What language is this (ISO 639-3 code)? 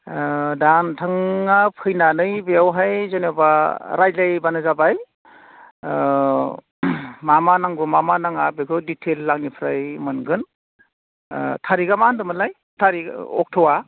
brx